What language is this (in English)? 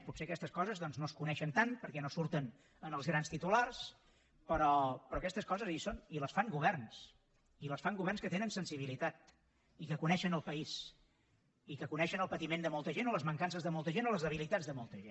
Catalan